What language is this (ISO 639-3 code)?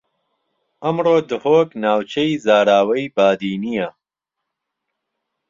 ckb